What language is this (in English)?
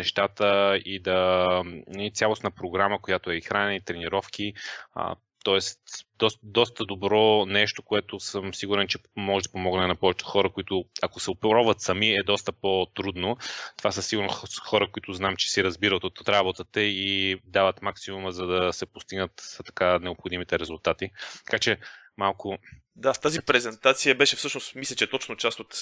Bulgarian